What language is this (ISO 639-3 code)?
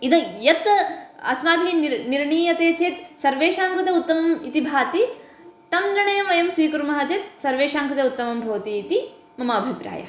san